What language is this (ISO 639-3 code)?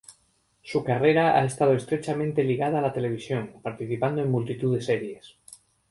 spa